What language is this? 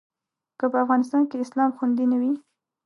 Pashto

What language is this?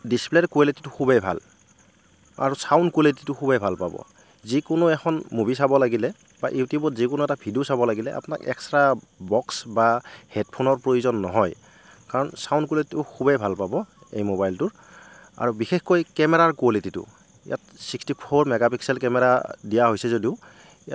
Assamese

